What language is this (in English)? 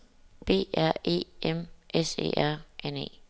Danish